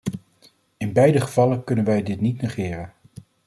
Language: Dutch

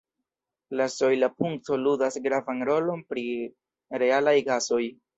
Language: Esperanto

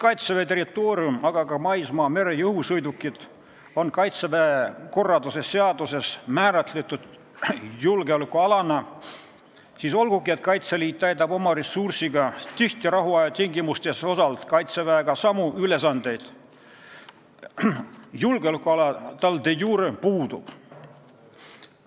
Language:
Estonian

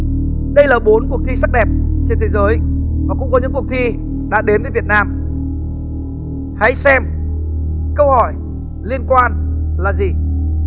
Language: Vietnamese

